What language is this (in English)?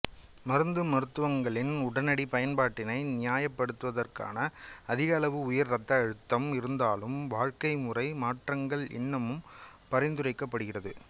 Tamil